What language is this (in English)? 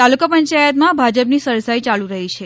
Gujarati